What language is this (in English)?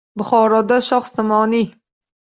Uzbek